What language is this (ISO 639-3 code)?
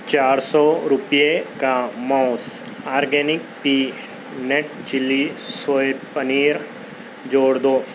urd